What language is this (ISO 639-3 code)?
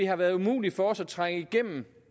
dan